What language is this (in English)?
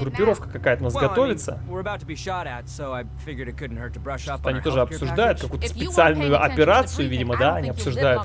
Russian